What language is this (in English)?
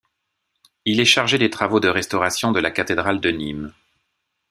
French